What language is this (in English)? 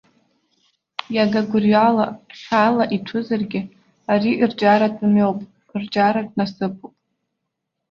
Abkhazian